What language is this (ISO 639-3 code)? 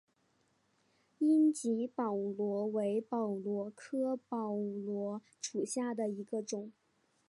zho